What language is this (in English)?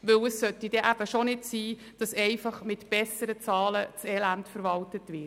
Swiss German